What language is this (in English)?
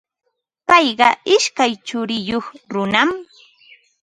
Ambo-Pasco Quechua